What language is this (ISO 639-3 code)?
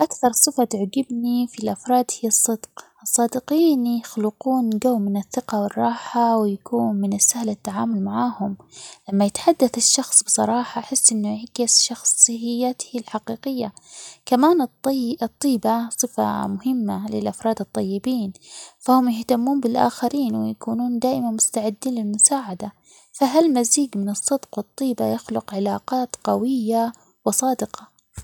acx